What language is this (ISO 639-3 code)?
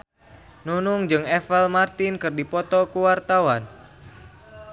sun